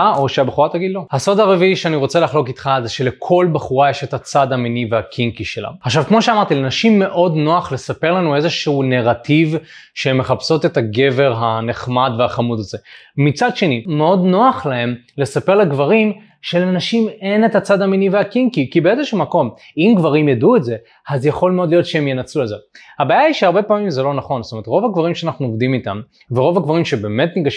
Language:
Hebrew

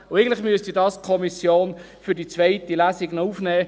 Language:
Swiss German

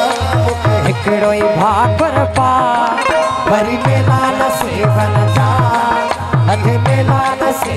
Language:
Hindi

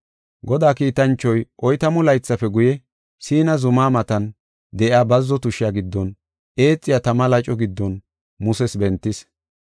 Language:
Gofa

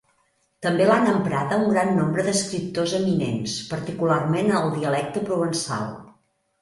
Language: Catalan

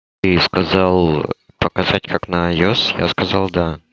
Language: Russian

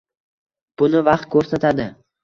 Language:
Uzbek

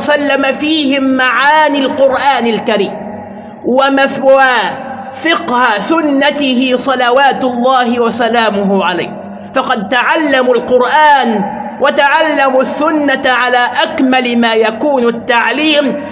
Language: Arabic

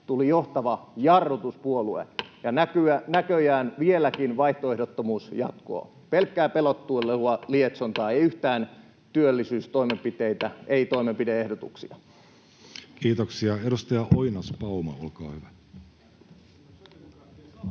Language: Finnish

